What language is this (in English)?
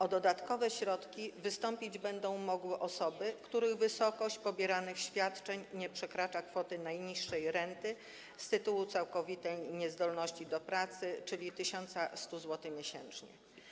Polish